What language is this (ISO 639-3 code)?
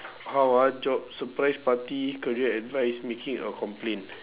eng